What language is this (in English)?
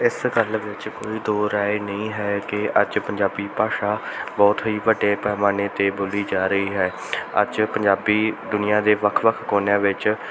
Punjabi